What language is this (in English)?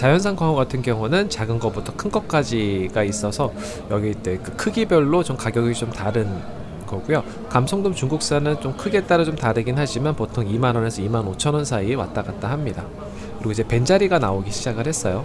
Korean